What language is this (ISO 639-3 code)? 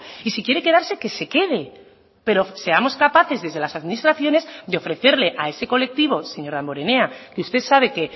spa